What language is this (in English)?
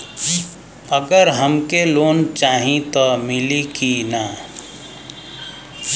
Bhojpuri